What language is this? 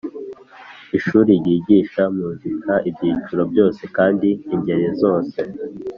Kinyarwanda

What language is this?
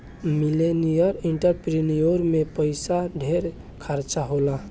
Bhojpuri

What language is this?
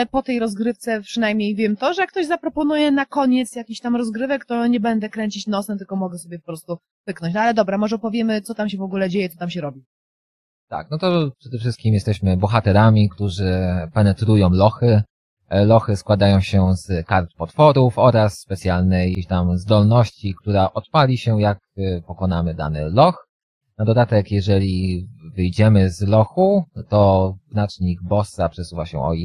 Polish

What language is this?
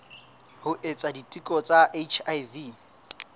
Southern Sotho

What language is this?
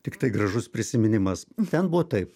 Lithuanian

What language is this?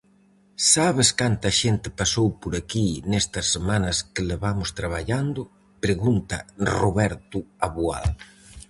Galician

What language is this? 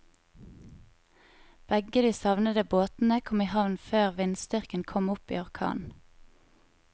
Norwegian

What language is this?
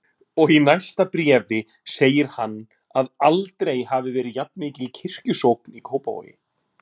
Icelandic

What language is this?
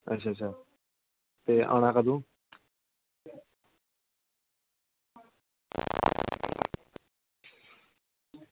Dogri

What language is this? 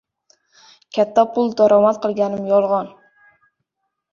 Uzbek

